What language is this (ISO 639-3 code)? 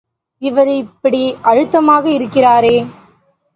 tam